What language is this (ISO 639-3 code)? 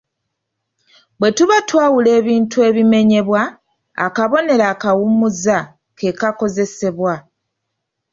lug